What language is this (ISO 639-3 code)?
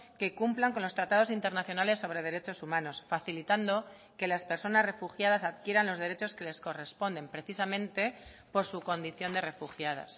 spa